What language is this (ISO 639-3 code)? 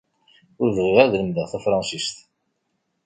kab